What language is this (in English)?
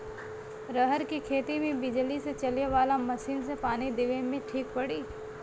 Bhojpuri